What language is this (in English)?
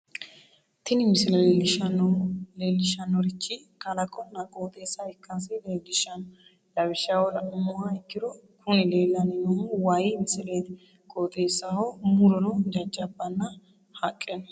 Sidamo